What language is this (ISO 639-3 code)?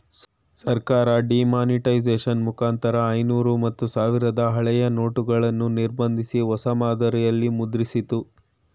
kan